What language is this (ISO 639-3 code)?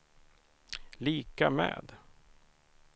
swe